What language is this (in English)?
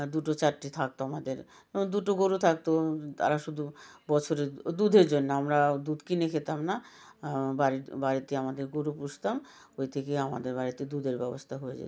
Bangla